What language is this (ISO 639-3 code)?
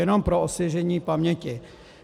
ces